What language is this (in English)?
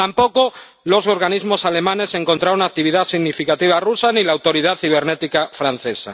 Spanish